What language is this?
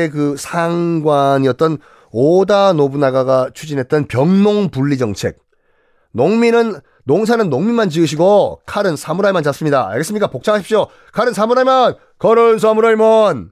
Korean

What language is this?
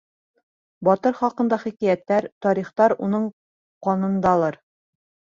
Bashkir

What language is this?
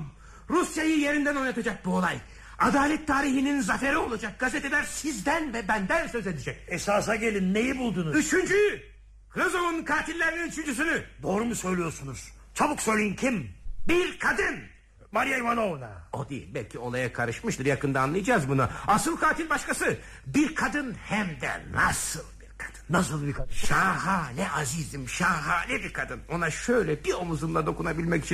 Turkish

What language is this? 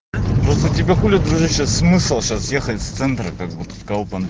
Russian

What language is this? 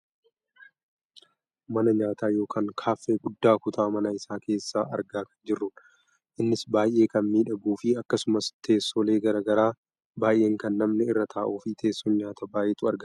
Oromo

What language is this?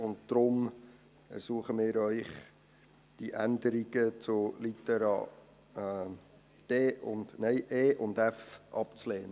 Swiss German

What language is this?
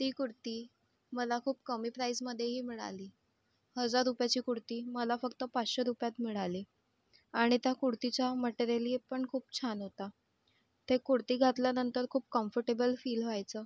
Marathi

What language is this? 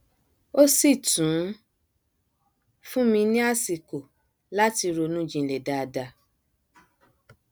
Yoruba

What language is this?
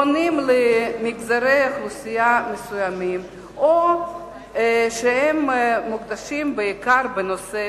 Hebrew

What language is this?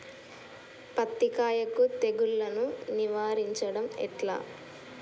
Telugu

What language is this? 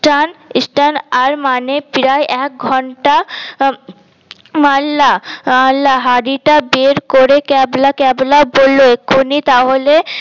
Bangla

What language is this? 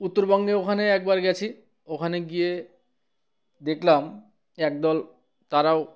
Bangla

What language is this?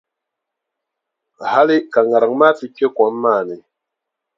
Dagbani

